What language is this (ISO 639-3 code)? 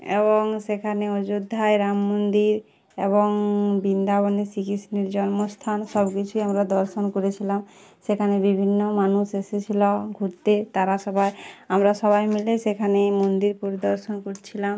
ben